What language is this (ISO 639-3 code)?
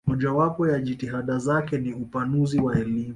swa